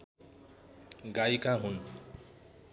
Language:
Nepali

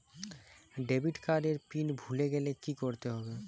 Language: Bangla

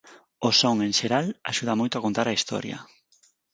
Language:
Galician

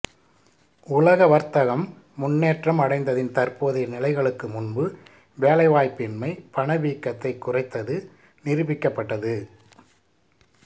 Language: Tamil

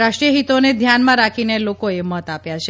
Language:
Gujarati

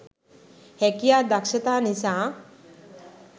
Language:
Sinhala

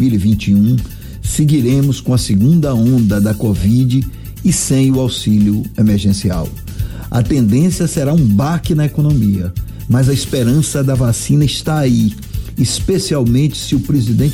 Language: Portuguese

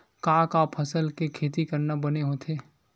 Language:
Chhattisgarhi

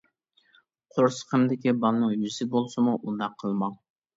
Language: Uyghur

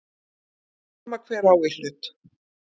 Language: Icelandic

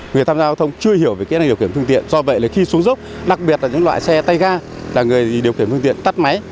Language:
Vietnamese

